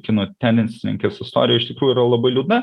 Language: Lithuanian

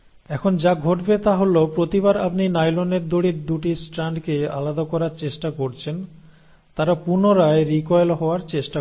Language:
Bangla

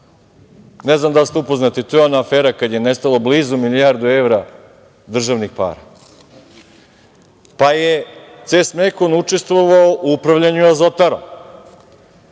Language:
Serbian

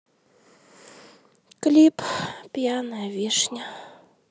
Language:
Russian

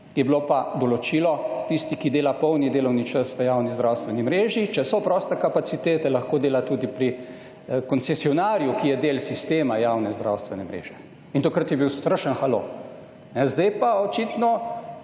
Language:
Slovenian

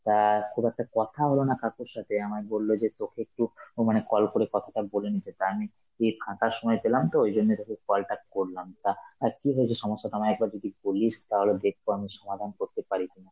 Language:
Bangla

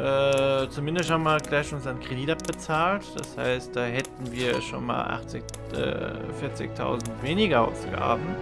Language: German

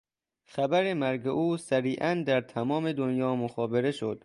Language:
Persian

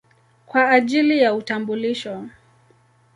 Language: Swahili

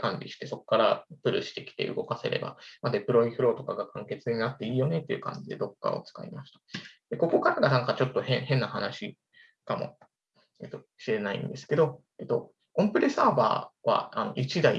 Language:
Japanese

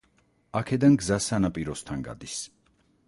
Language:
Georgian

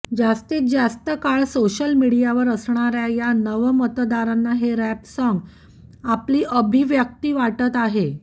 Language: Marathi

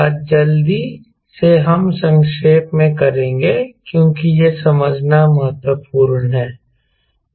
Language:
Hindi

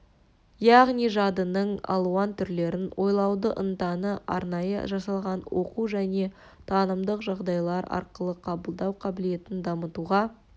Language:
Kazakh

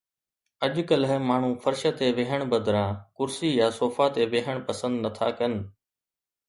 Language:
Sindhi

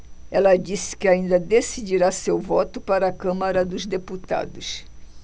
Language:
Portuguese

